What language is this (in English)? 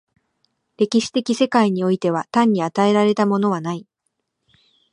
Japanese